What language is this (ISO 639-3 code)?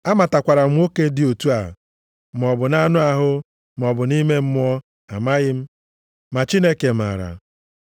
ibo